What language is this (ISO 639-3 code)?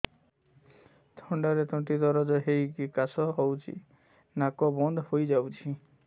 ori